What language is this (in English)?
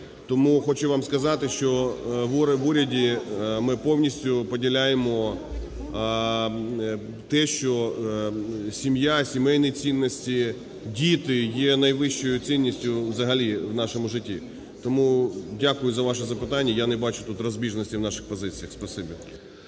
Ukrainian